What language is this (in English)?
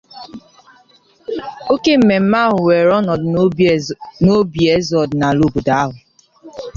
Igbo